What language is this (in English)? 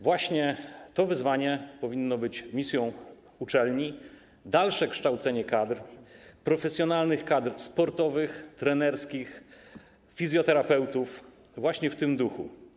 Polish